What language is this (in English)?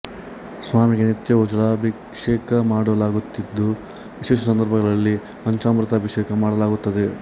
Kannada